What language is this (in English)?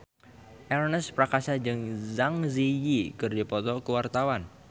Sundanese